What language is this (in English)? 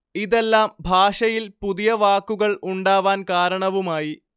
Malayalam